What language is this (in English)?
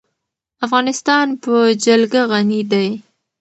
Pashto